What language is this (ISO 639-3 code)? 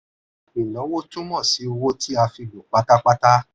yor